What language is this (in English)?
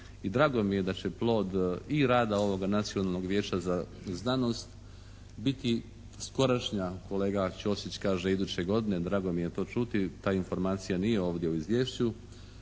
Croatian